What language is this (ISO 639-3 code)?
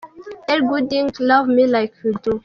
kin